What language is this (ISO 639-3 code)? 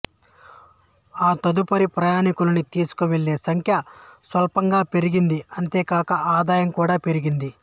tel